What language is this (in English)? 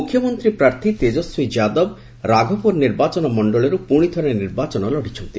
Odia